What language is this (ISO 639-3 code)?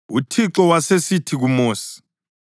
nde